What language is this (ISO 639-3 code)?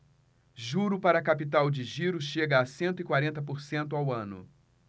por